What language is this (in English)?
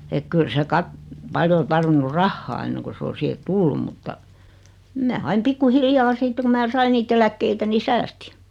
Finnish